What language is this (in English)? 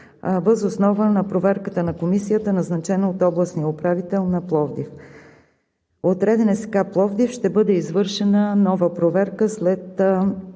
Bulgarian